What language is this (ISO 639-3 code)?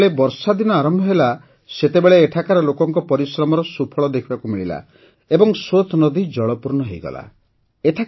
ori